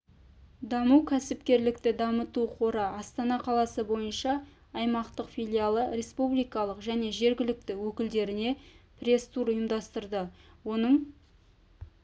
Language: Kazakh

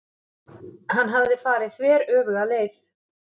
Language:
Icelandic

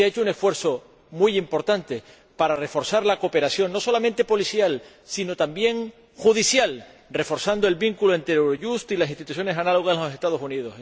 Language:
Spanish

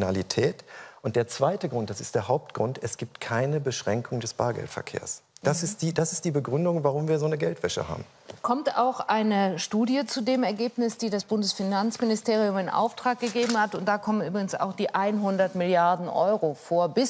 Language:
German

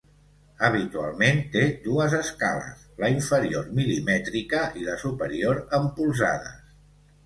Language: Catalan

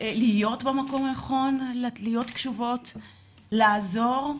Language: Hebrew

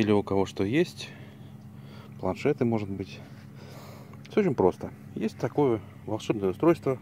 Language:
Russian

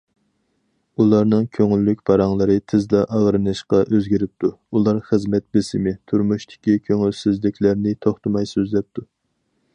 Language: Uyghur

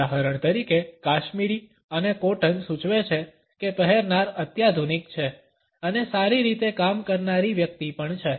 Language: Gujarati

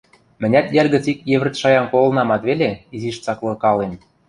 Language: Western Mari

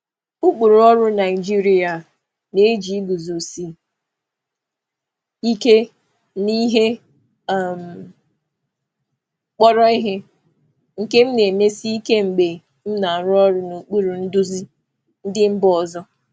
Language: Igbo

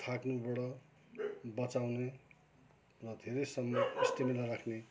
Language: Nepali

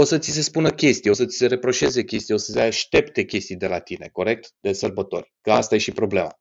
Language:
Romanian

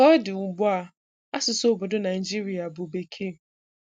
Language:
Igbo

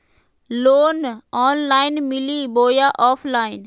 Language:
Magahi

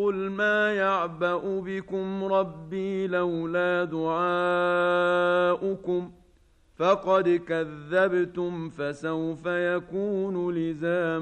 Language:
Arabic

